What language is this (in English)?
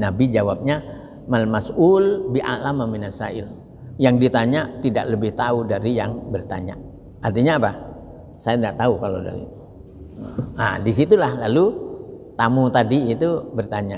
Indonesian